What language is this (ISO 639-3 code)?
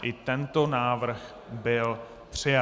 ces